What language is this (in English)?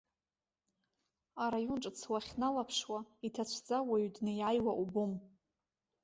Abkhazian